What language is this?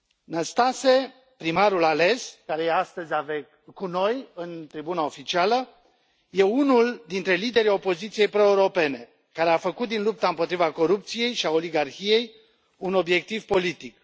Romanian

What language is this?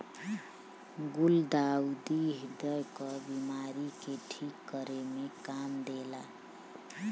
Bhojpuri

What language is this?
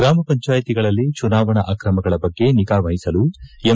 Kannada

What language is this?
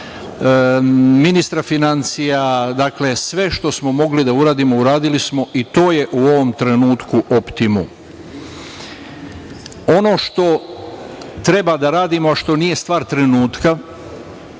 Serbian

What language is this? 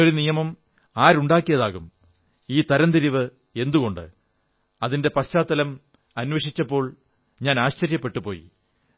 Malayalam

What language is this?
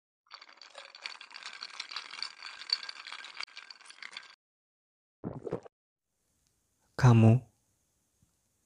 Indonesian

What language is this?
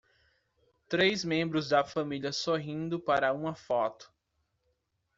Portuguese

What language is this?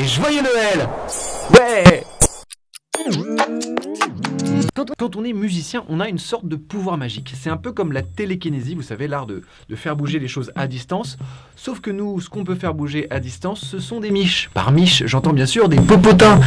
French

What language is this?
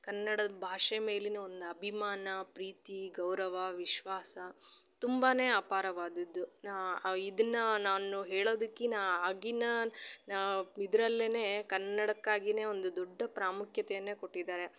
Kannada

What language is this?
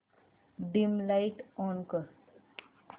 Marathi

